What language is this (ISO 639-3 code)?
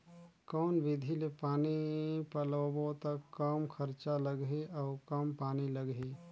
hne